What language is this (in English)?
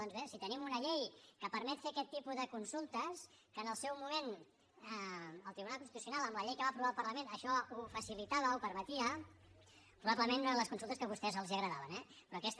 Catalan